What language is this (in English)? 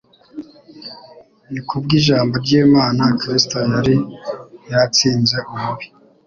Kinyarwanda